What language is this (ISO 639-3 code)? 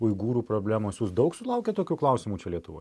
lit